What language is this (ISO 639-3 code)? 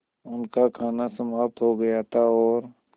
hin